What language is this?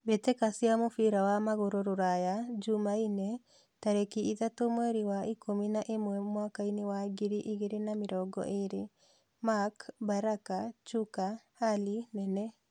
Kikuyu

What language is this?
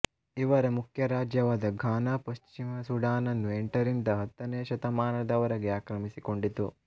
Kannada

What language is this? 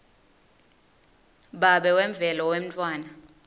Swati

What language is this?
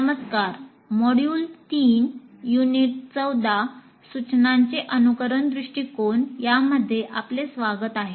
Marathi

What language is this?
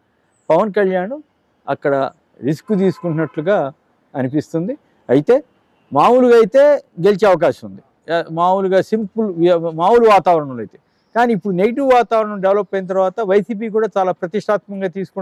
Telugu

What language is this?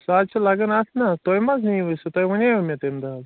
Kashmiri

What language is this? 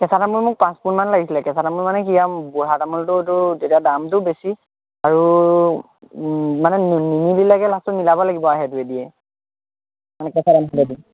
Assamese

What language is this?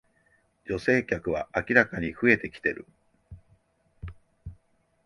Japanese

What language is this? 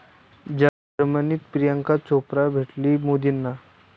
Marathi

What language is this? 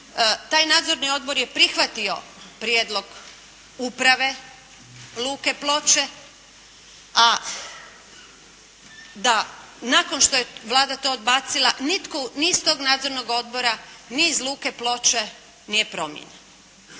Croatian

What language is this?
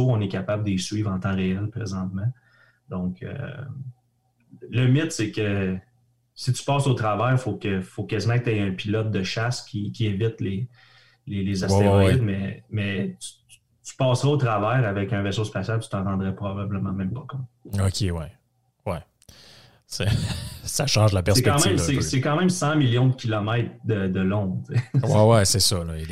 French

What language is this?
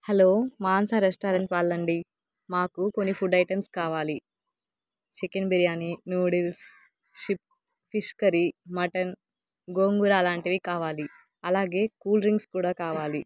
Telugu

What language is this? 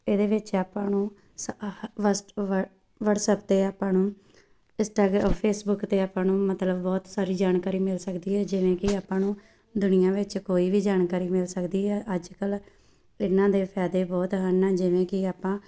Punjabi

